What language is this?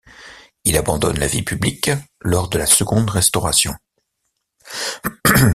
French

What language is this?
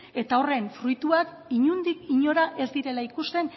Basque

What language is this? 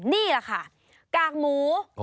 Thai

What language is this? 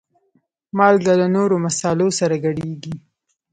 Pashto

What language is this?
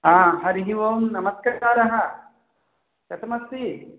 Sanskrit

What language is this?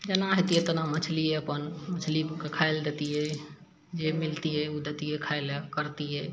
Maithili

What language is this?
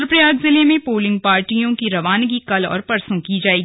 Hindi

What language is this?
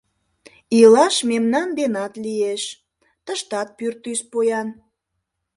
Mari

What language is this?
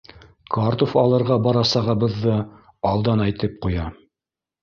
Bashkir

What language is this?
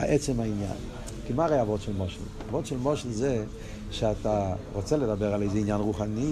Hebrew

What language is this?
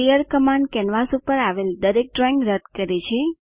Gujarati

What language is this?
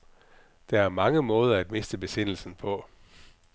Danish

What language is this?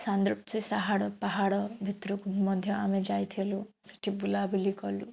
Odia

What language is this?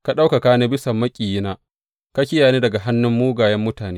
Hausa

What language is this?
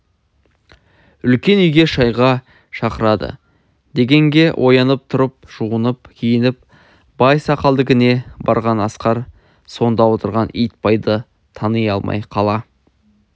Kazakh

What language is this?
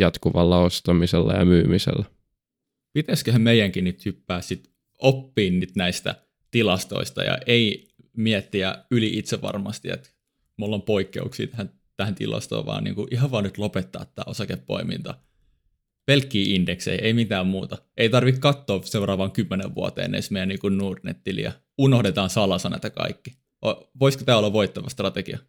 Finnish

